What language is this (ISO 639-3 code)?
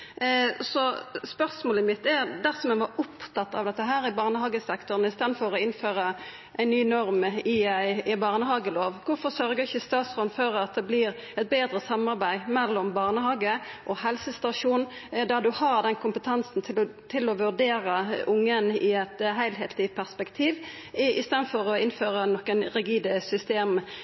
nno